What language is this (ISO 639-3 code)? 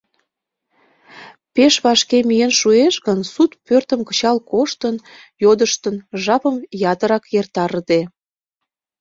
chm